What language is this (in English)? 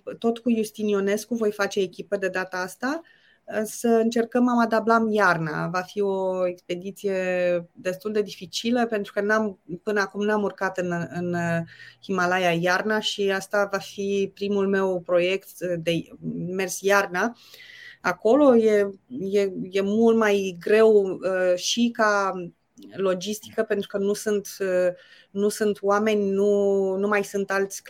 Romanian